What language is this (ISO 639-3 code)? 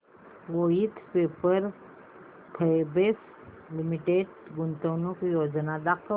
mar